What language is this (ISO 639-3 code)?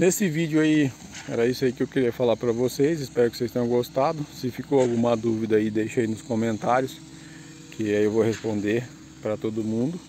por